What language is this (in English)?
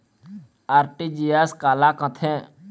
Chhattisgarhi